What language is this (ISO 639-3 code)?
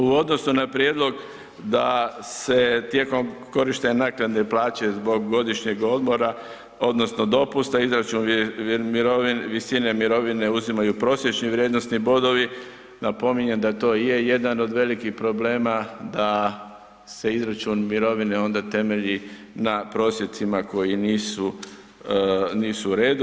hrv